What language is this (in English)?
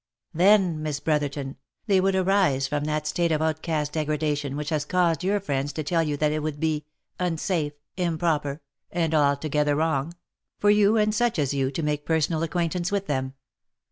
English